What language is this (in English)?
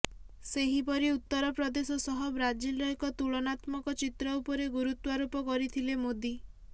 Odia